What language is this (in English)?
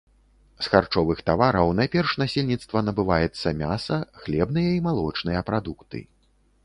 Belarusian